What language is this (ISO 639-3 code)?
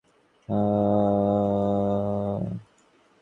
ben